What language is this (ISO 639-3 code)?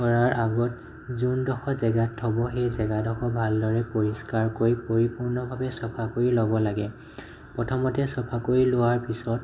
asm